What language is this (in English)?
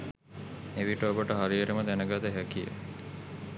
Sinhala